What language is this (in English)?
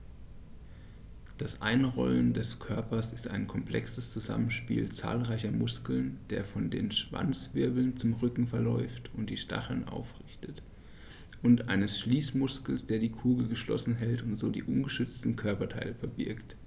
German